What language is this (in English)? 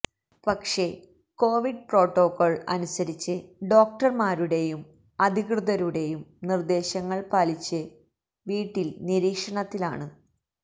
Malayalam